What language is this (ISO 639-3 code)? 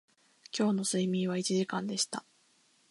jpn